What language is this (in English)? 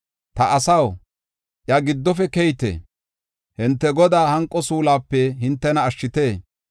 Gofa